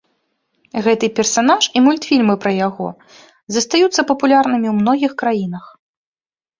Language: Belarusian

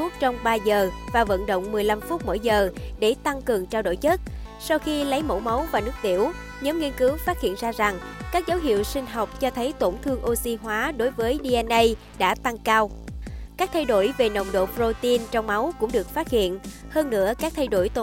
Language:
Vietnamese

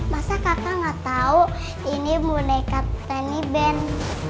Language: Indonesian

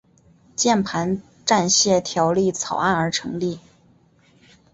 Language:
Chinese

